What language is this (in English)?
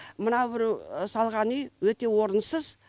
Kazakh